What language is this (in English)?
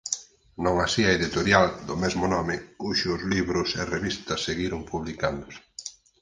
Galician